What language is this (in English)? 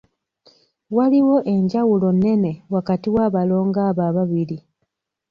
Ganda